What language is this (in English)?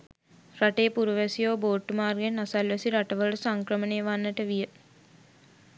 Sinhala